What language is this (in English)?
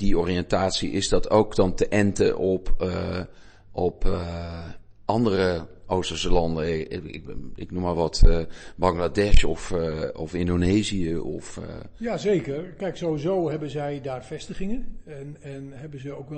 Dutch